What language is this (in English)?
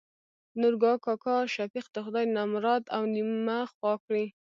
Pashto